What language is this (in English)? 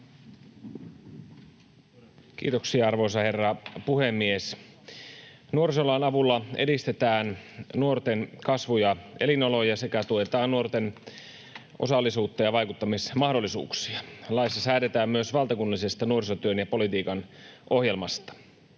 Finnish